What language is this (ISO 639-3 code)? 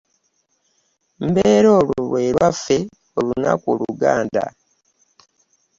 lug